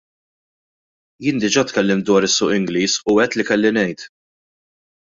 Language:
Maltese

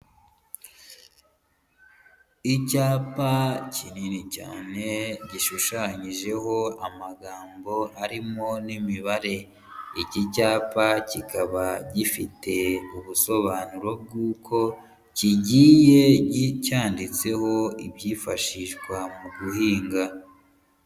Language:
Kinyarwanda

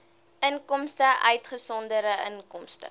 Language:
Afrikaans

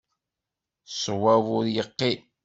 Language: Kabyle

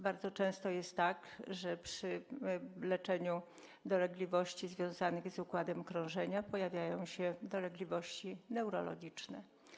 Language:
Polish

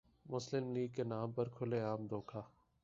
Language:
Urdu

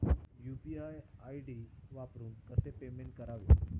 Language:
Marathi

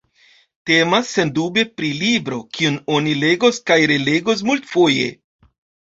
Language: Esperanto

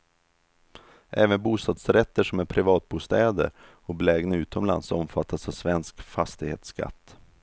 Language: Swedish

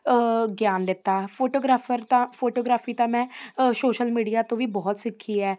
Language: Punjabi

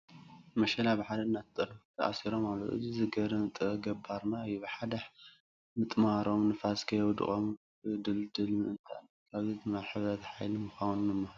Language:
Tigrinya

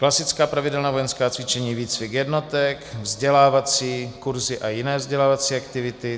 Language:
Czech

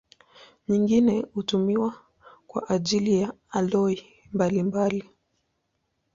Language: Swahili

